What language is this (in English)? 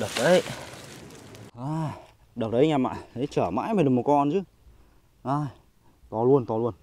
Vietnamese